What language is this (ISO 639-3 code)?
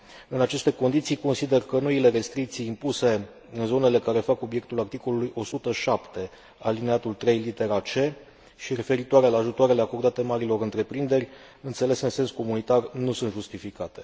ron